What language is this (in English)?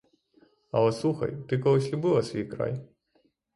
Ukrainian